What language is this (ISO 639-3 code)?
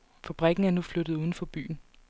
dan